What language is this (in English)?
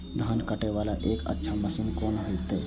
Maithili